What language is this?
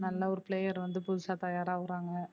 Tamil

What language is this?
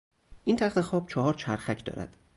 Persian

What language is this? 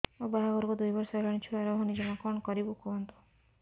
Odia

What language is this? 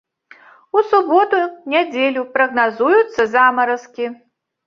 Belarusian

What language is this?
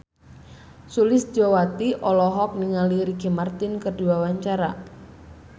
Sundanese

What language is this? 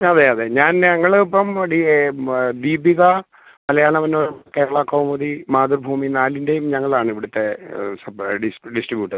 Malayalam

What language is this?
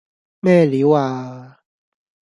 Cantonese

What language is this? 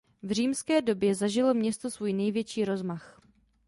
Czech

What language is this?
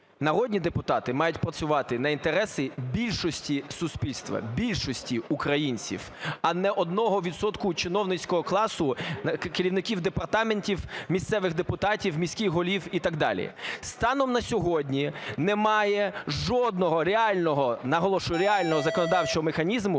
Ukrainian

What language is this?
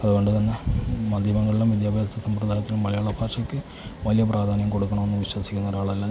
Malayalam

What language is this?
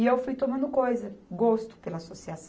Portuguese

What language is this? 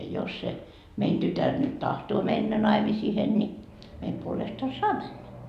Finnish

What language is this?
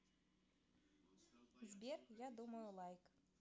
Russian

